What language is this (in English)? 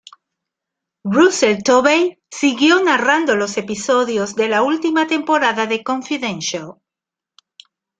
Spanish